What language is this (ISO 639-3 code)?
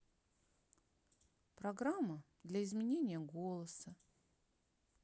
rus